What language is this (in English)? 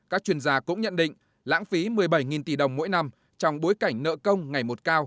Vietnamese